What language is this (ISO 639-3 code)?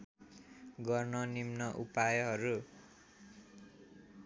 nep